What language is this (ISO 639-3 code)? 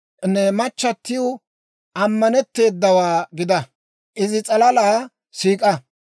dwr